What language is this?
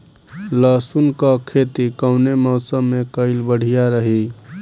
Bhojpuri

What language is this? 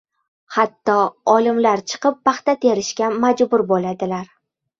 Uzbek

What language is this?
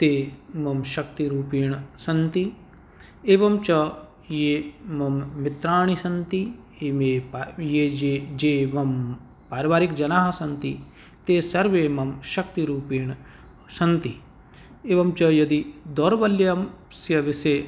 Sanskrit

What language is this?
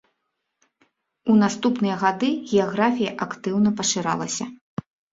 Belarusian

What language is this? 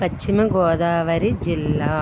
Telugu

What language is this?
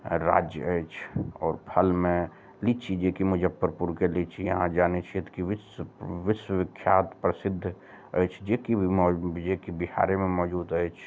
Maithili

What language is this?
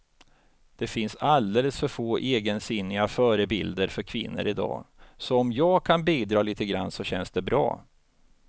Swedish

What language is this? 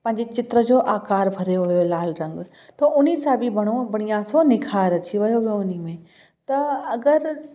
Sindhi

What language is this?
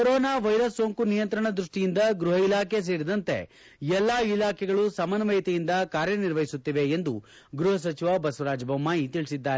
Kannada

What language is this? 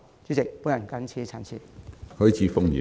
Cantonese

